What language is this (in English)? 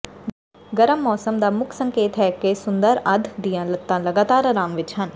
Punjabi